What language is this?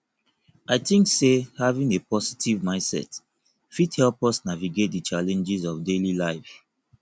Nigerian Pidgin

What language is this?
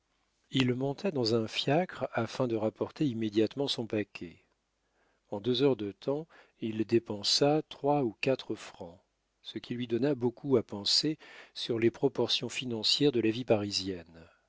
French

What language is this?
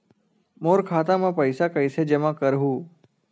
Chhattisgarhi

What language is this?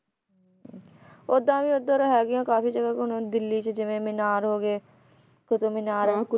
Punjabi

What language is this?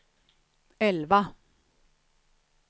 Swedish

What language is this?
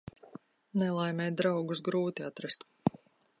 Latvian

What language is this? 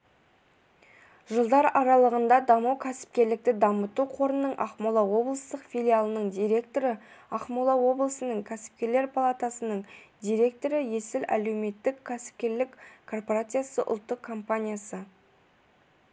Kazakh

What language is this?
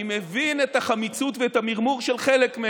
Hebrew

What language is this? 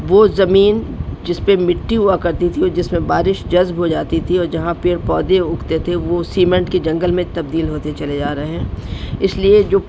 Urdu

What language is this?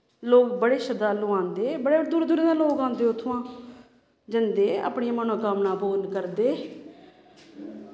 Dogri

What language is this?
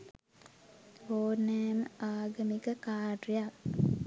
Sinhala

